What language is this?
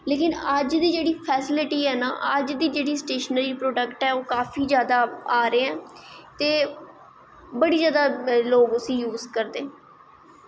Dogri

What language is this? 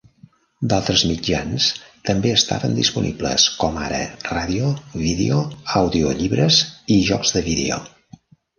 Catalan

